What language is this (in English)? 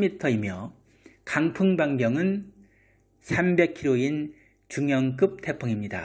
Korean